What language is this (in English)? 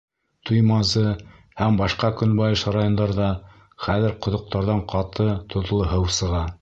Bashkir